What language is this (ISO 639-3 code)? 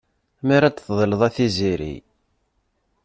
kab